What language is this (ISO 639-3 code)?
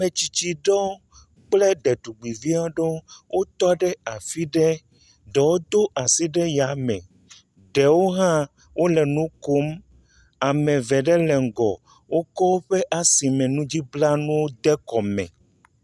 ewe